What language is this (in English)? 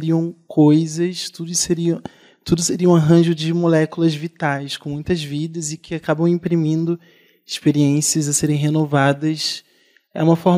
Portuguese